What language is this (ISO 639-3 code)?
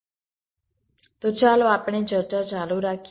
guj